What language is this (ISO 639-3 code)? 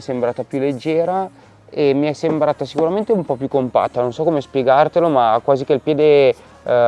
ita